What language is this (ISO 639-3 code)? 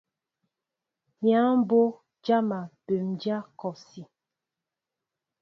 mbo